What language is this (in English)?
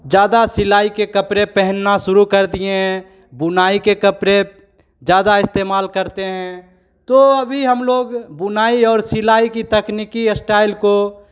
Hindi